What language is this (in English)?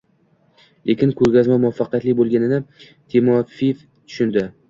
Uzbek